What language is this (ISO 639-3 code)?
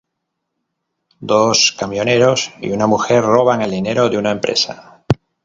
spa